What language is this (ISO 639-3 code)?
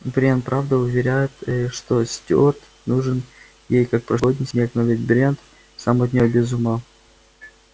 rus